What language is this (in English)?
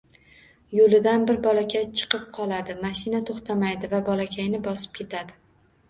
Uzbek